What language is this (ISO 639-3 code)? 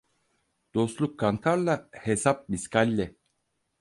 tur